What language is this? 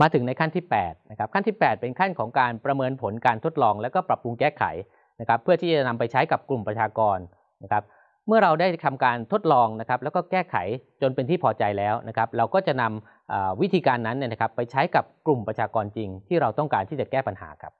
Thai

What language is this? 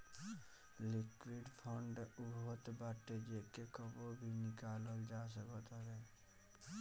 Bhojpuri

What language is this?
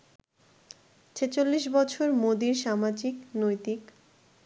Bangla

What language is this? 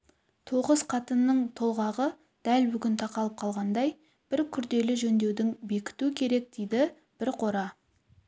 Kazakh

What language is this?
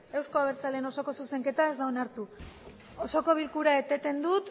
Basque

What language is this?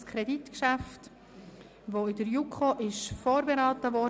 Swiss German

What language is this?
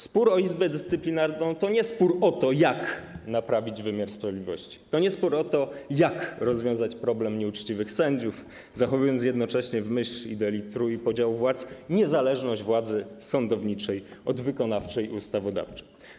Polish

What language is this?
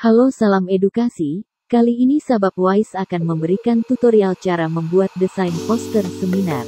Indonesian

